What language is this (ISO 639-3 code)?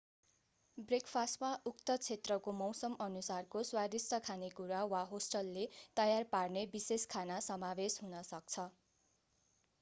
nep